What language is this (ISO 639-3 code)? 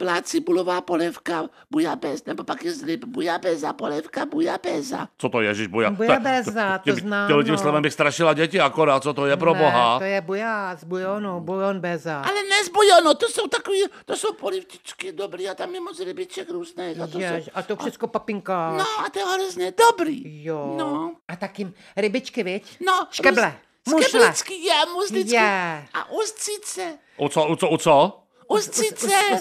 ces